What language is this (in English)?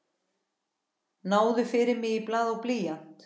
Icelandic